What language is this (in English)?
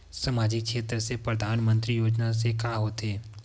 Chhattisgarhi